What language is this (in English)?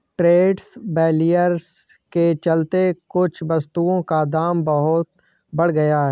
Hindi